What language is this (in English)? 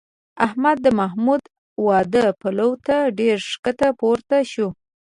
Pashto